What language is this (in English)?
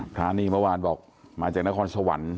Thai